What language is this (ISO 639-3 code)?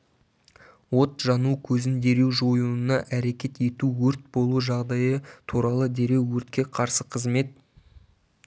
kaz